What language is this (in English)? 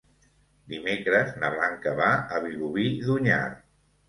Catalan